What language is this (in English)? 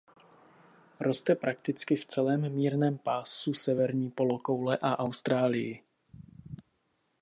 Czech